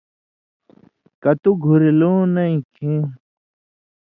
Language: Indus Kohistani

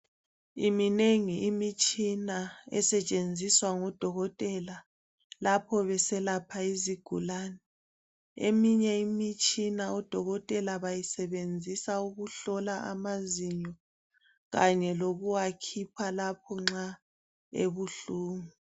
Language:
North Ndebele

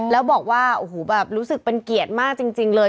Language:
Thai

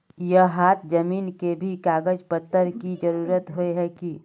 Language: Magahi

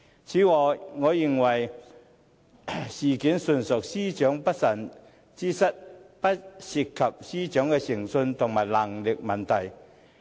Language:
Cantonese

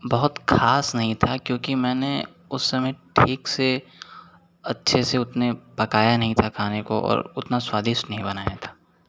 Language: Hindi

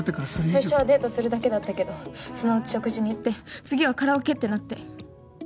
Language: Japanese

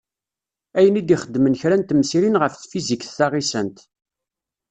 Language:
Kabyle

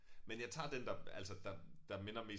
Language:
Danish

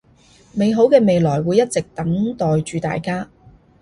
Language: Cantonese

